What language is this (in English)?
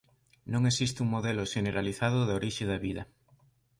Galician